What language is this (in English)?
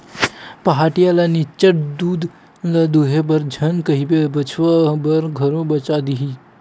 Chhattisgarhi